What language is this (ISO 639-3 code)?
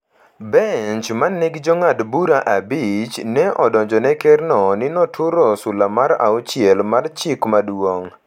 luo